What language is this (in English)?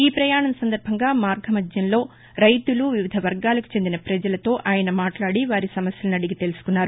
Telugu